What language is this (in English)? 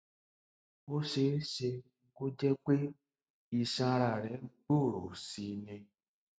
Yoruba